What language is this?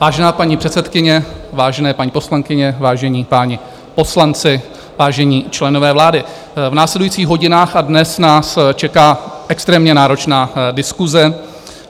Czech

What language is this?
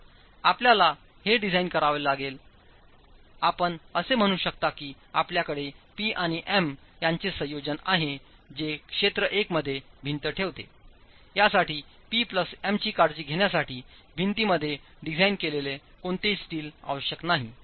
Marathi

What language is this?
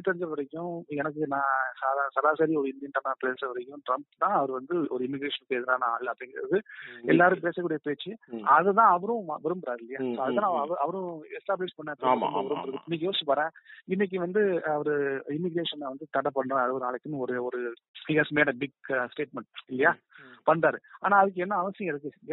Tamil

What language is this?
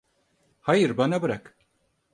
Turkish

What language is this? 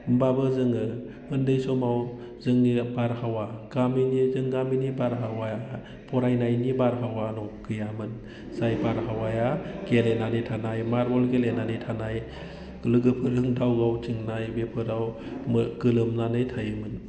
Bodo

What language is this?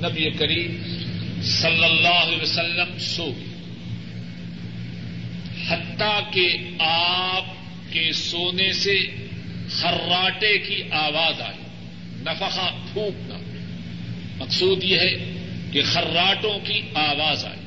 Urdu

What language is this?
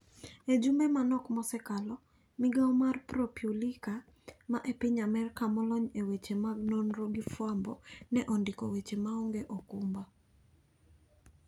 Luo (Kenya and Tanzania)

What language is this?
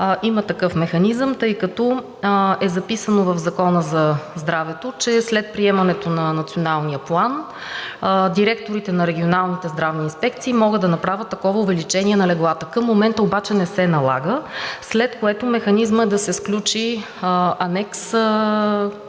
Bulgarian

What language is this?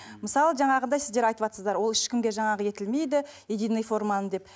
Kazakh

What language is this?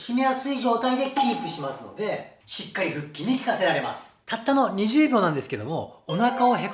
Japanese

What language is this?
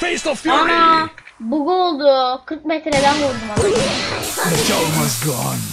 Turkish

